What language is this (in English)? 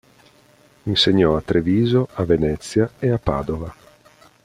Italian